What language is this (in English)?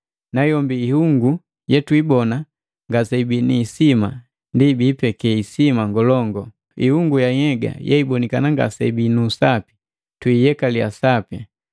Matengo